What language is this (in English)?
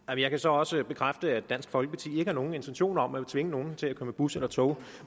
Danish